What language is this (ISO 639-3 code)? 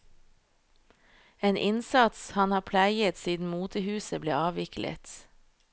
nor